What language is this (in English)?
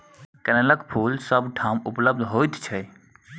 Maithili